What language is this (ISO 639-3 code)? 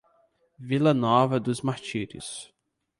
por